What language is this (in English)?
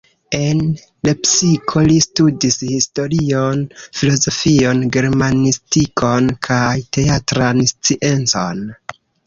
Esperanto